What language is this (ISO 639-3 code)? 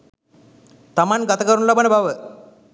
sin